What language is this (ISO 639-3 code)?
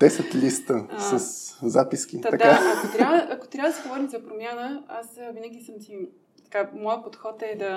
bul